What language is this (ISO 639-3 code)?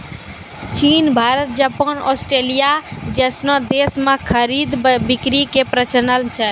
mai